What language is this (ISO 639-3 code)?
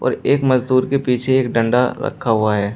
hin